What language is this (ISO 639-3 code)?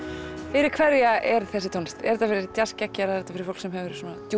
isl